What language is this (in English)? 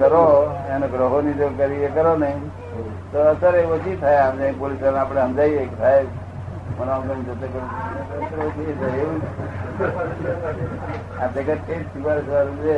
Gujarati